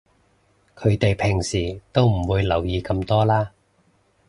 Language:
Cantonese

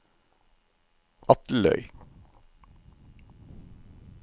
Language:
Norwegian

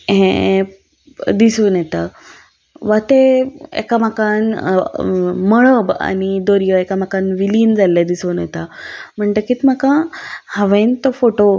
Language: Konkani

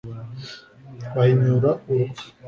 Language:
Kinyarwanda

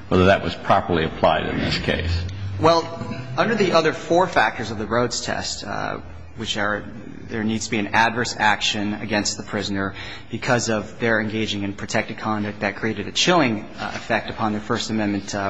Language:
English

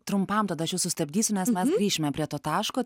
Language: Lithuanian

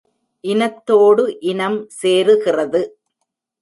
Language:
Tamil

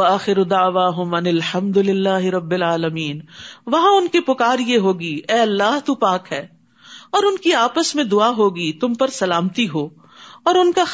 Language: Urdu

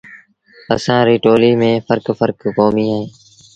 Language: Sindhi Bhil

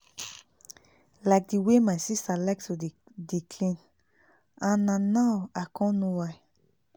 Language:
Nigerian Pidgin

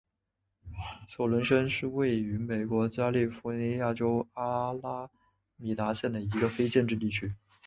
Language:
Chinese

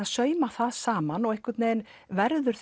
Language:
Icelandic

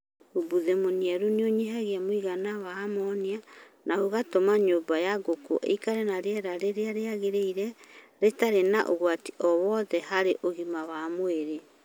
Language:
Kikuyu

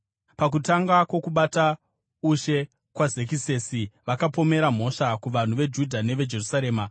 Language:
Shona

